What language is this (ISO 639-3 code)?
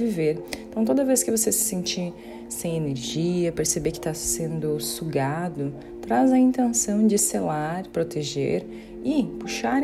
por